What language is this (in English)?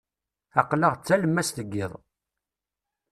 Kabyle